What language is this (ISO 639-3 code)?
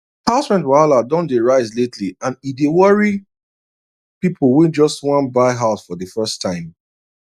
pcm